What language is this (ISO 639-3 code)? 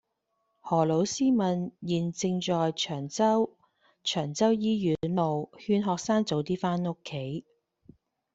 yue